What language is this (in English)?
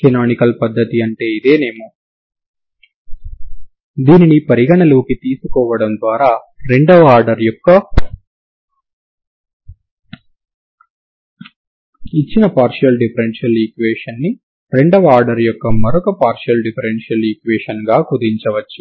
Telugu